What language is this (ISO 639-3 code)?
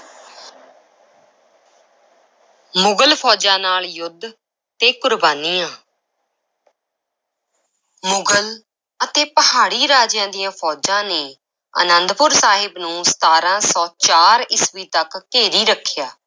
pan